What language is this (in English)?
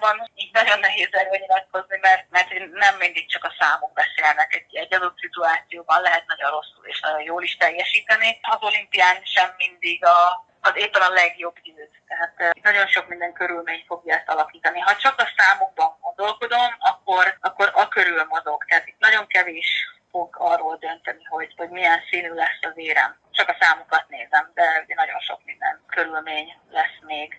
Hungarian